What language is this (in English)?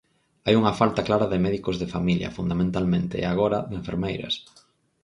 Galician